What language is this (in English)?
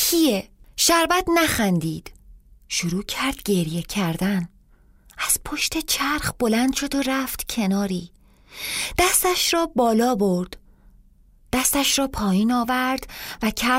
Persian